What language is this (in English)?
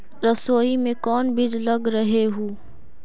Magahi